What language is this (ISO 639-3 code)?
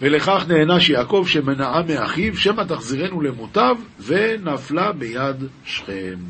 heb